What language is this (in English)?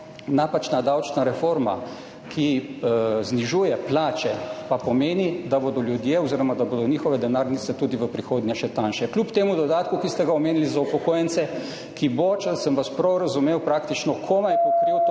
Slovenian